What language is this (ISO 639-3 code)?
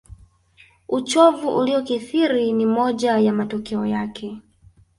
swa